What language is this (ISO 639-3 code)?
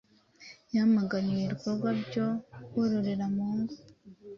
kin